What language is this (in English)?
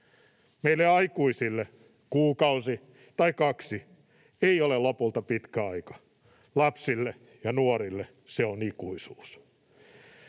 Finnish